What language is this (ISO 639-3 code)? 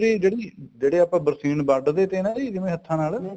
pan